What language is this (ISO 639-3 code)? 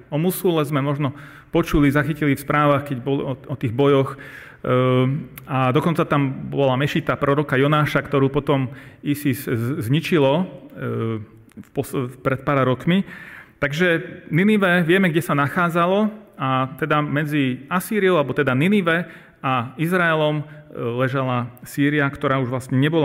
slk